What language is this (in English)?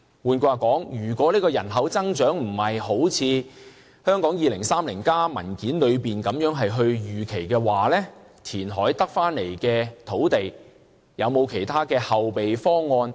Cantonese